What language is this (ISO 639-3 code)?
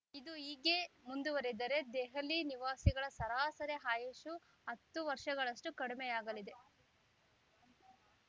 kan